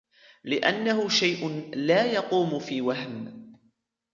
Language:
Arabic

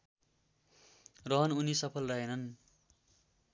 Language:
Nepali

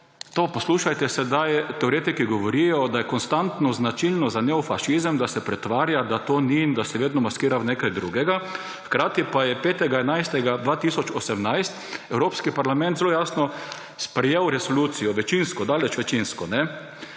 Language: Slovenian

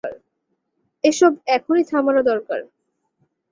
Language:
Bangla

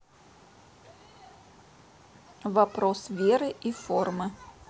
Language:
Russian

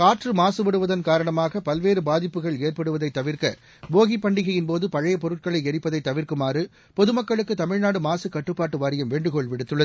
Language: Tamil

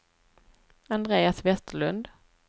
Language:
Swedish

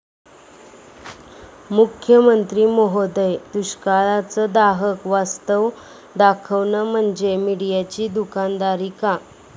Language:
Marathi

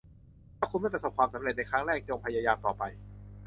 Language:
Thai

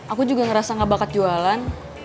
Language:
Indonesian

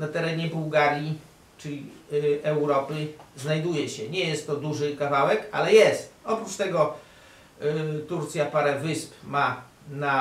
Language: Polish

